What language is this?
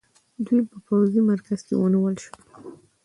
Pashto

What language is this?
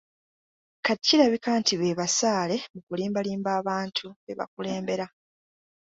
Ganda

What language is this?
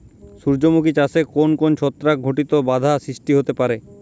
Bangla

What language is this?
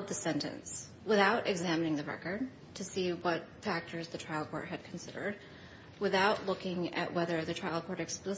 English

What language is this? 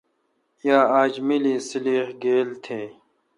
Kalkoti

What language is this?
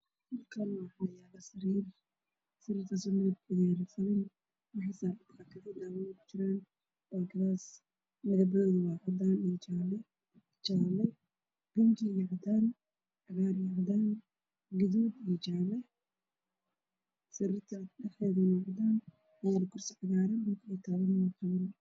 Somali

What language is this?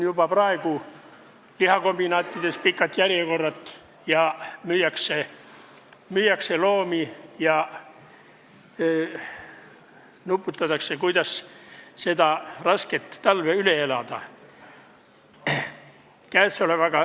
Estonian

